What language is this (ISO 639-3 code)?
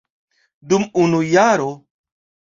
epo